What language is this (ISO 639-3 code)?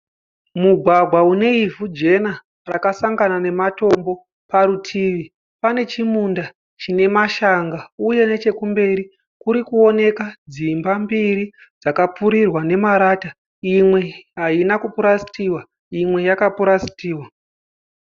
sna